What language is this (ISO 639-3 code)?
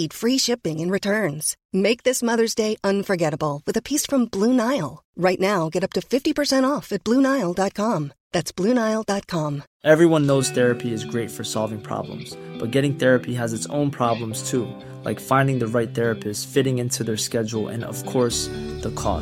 fil